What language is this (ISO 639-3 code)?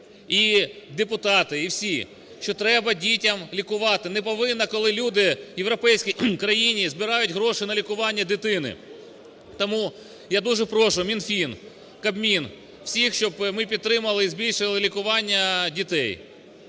ukr